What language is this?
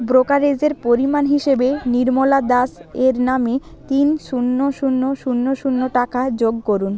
Bangla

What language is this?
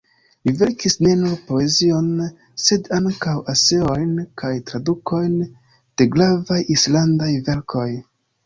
Esperanto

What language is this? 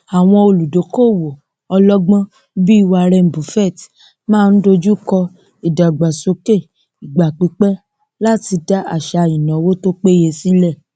Yoruba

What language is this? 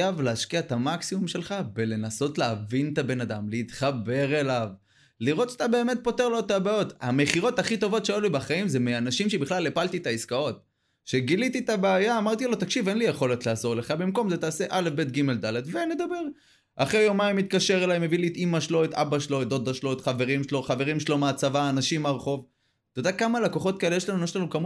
Hebrew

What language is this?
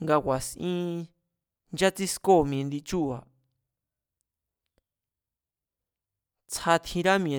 Mazatlán Mazatec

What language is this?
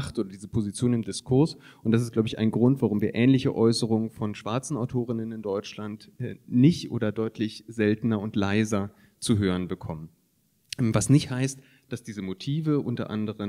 German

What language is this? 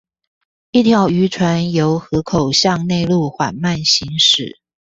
Chinese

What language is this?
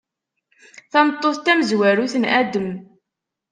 Kabyle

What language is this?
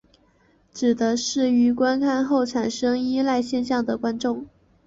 Chinese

